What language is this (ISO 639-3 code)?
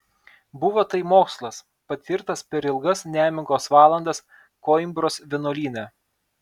lit